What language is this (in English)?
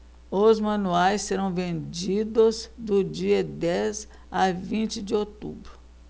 Portuguese